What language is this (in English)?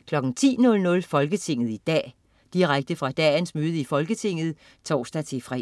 Danish